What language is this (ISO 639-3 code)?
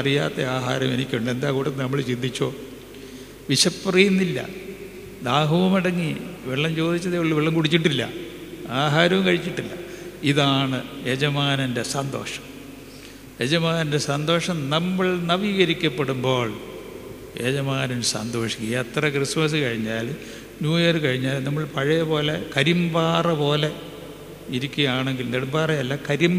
mal